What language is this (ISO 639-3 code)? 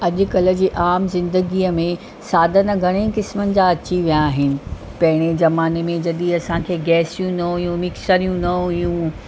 snd